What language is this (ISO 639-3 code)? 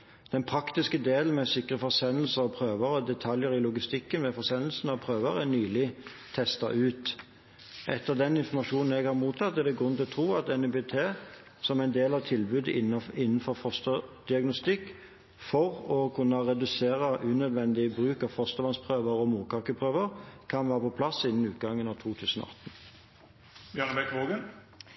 nob